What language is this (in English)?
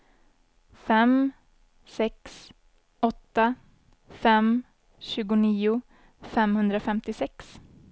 Swedish